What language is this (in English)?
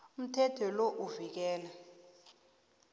South Ndebele